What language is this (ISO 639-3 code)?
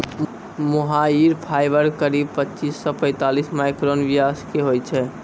mai